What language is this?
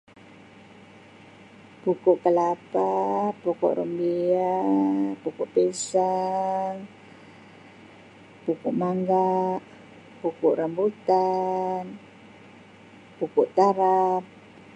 Sabah Malay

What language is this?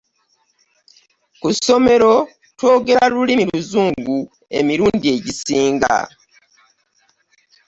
Ganda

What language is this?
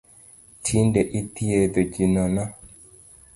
Luo (Kenya and Tanzania)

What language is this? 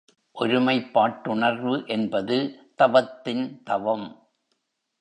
Tamil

